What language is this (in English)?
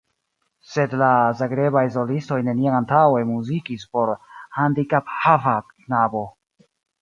Esperanto